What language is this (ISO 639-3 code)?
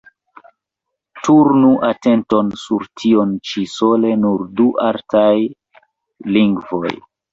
epo